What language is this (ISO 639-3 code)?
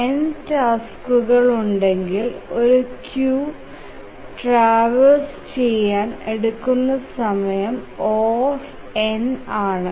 mal